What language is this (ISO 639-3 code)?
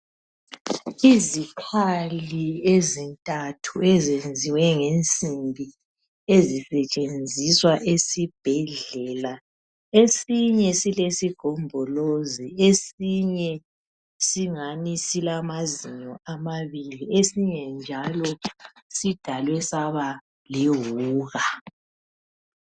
nde